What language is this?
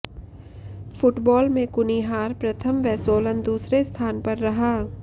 Hindi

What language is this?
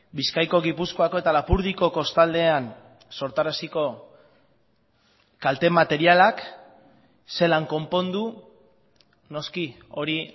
Basque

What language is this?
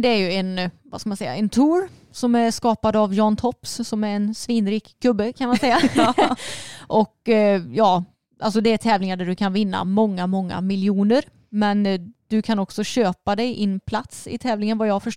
Swedish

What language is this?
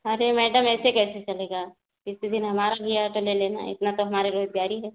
Hindi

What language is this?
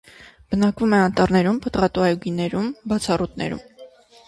Armenian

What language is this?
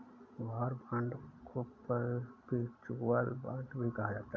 Hindi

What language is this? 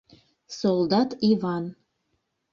Mari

